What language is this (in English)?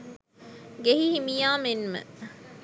Sinhala